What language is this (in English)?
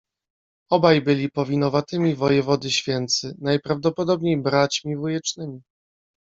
Polish